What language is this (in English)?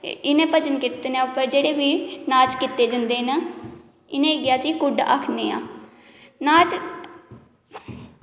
Dogri